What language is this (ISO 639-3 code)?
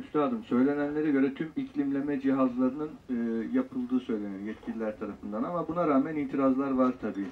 tur